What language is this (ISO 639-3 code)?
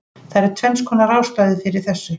isl